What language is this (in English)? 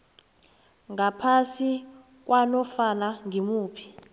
South Ndebele